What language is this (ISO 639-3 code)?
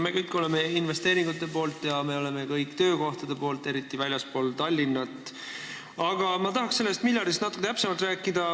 est